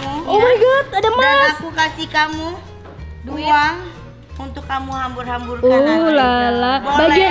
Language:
Indonesian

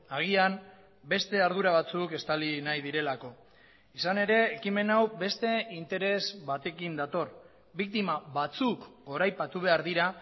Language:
Basque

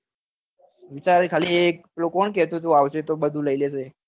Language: Gujarati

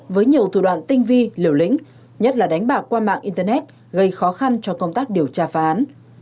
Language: Vietnamese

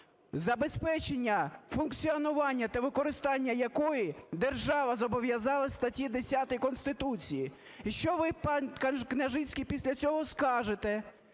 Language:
Ukrainian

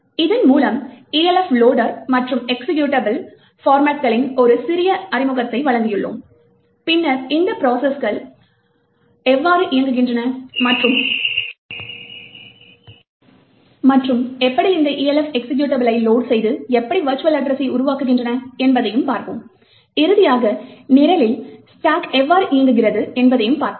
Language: Tamil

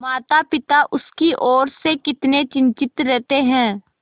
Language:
Hindi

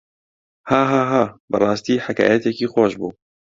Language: Central Kurdish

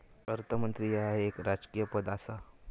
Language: Marathi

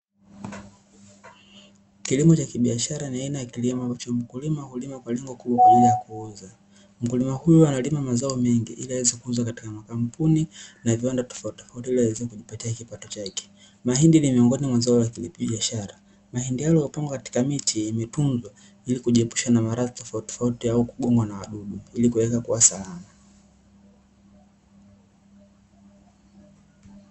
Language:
Swahili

